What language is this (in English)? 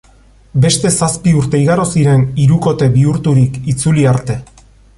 Basque